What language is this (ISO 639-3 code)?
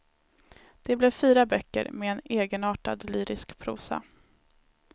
swe